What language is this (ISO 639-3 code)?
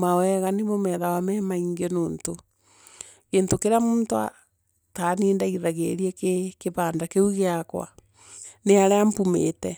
mer